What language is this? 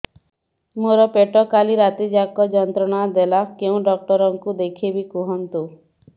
Odia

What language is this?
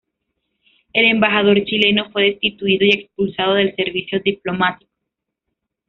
Spanish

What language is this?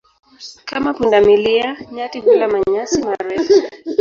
Swahili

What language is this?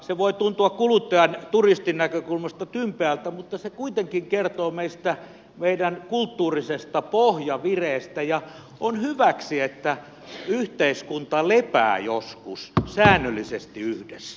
Finnish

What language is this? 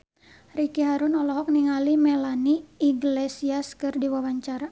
Sundanese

